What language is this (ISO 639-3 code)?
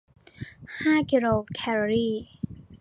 tha